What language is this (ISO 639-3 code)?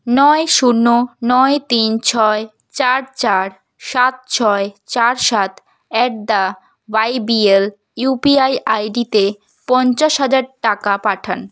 ben